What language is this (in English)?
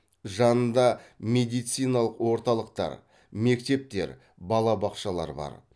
Kazakh